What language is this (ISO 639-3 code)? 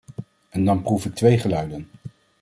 nld